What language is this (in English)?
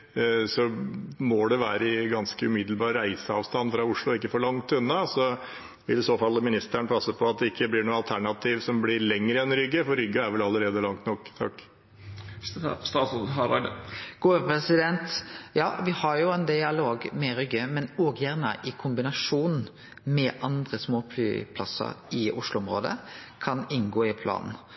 Norwegian